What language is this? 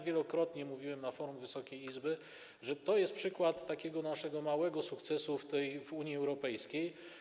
Polish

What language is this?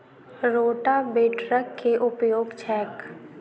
Maithili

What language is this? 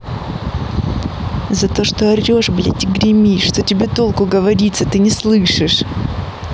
Russian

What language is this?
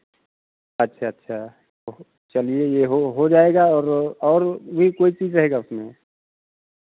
Hindi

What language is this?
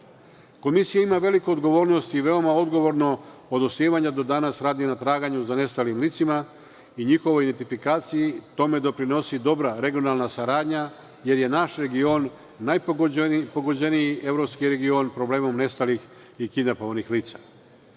Serbian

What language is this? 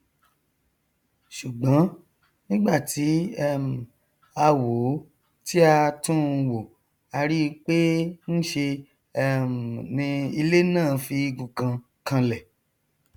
Yoruba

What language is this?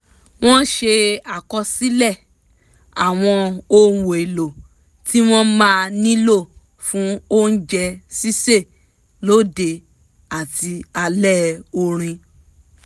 Yoruba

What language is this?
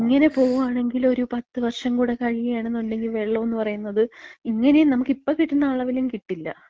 Malayalam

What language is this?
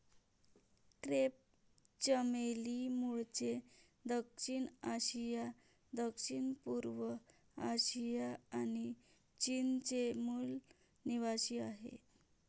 Marathi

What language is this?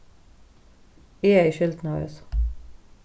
Faroese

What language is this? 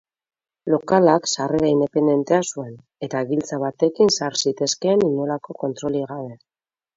Basque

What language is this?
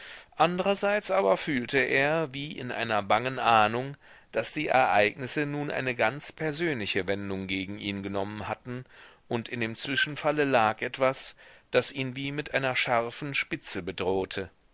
German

